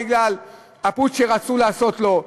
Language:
Hebrew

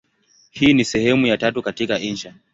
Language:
Swahili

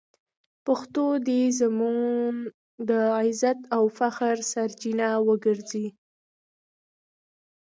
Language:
Pashto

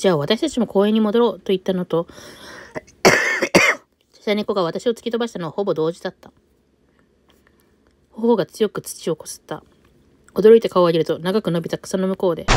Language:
Japanese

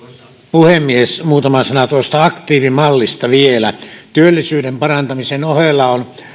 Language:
Finnish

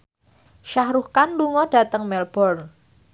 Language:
Javanese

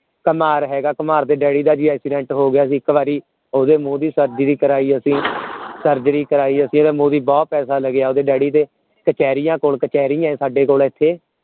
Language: Punjabi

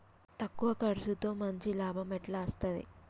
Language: Telugu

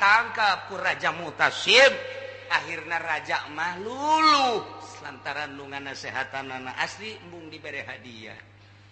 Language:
Indonesian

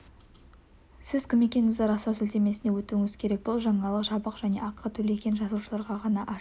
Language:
Kazakh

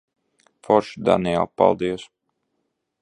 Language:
Latvian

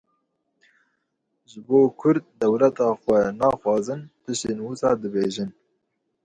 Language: Kurdish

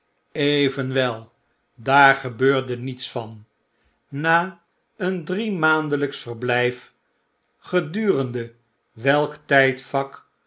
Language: Dutch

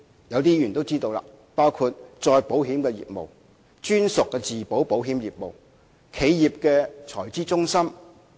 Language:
Cantonese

